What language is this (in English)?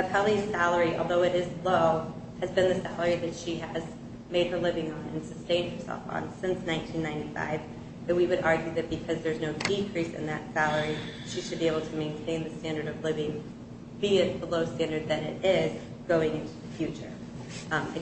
English